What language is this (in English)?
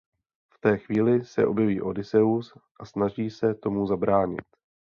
Czech